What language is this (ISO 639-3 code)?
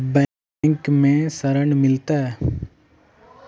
mag